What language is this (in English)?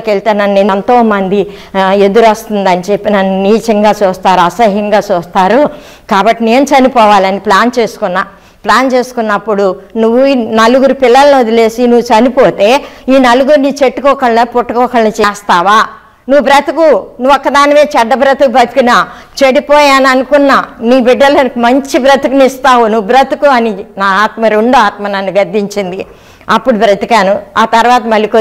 Telugu